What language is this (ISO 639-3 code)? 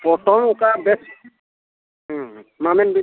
sat